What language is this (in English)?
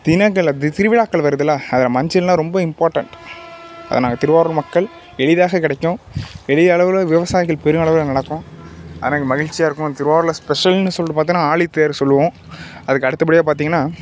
Tamil